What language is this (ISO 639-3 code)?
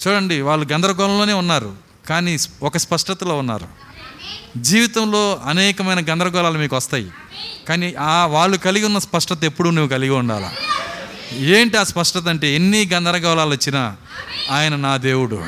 tel